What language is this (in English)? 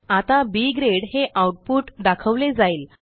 Marathi